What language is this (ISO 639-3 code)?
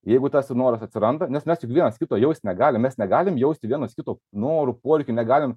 lit